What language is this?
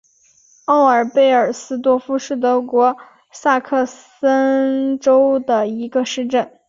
Chinese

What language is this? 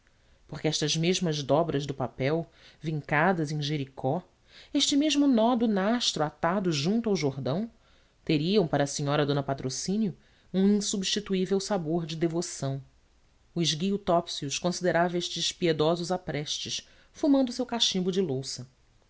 Portuguese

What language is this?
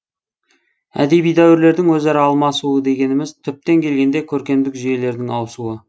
Kazakh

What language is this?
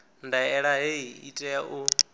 Venda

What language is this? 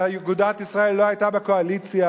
Hebrew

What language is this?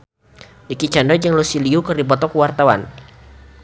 Sundanese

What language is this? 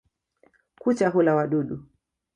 Swahili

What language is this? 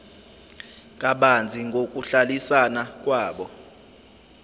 Zulu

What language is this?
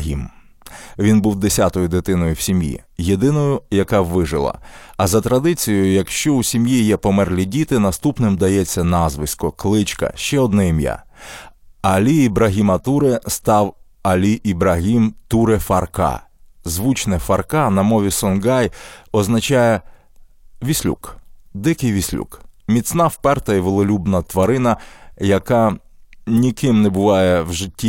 Ukrainian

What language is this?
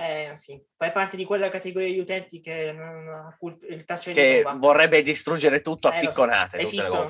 Italian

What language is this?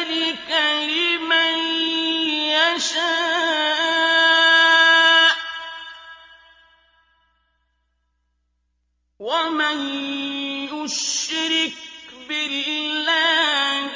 Arabic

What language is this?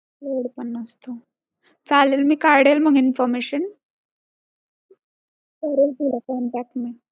Marathi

